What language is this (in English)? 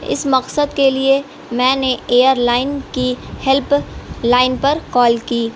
Urdu